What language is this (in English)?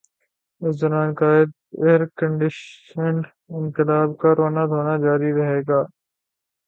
Urdu